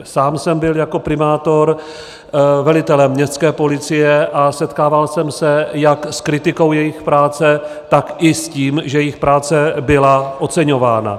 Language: Czech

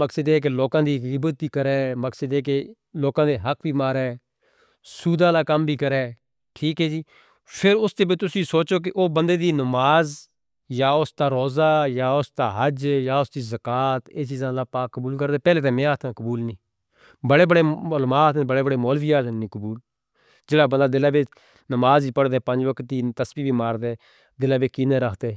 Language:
Northern Hindko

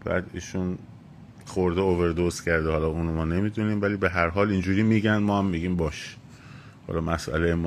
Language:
Persian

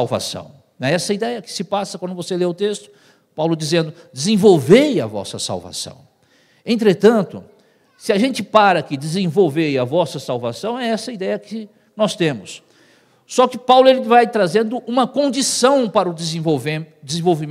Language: Portuguese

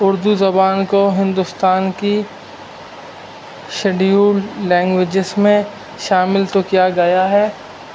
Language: Urdu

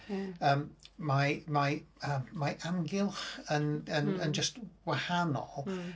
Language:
Welsh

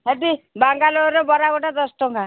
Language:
Odia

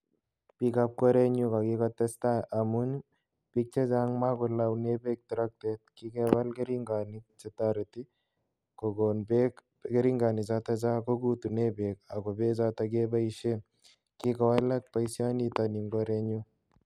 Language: Kalenjin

